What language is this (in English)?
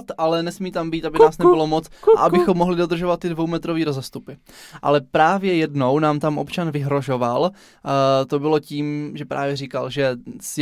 Czech